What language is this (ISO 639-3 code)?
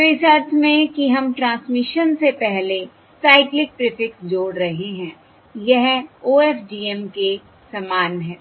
hin